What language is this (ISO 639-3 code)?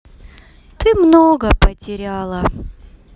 rus